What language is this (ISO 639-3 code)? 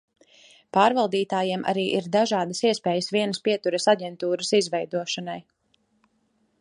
lav